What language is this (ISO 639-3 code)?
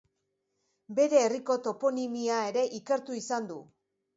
eus